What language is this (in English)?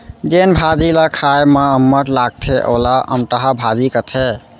Chhattisgarhi